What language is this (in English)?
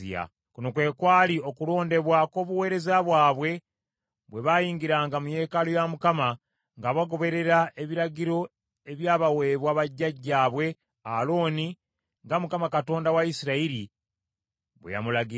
Ganda